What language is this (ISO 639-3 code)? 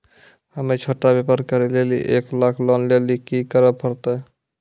mai